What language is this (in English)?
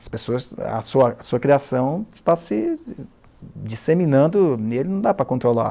Portuguese